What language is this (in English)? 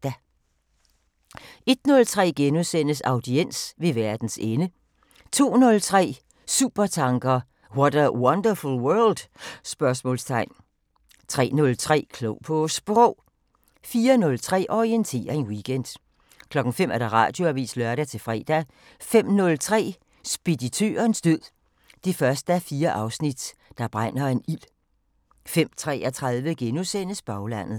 Danish